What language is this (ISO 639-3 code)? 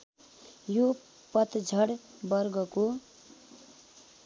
nep